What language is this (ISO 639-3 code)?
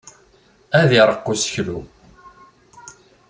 kab